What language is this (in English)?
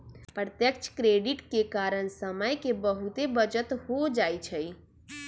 Magahi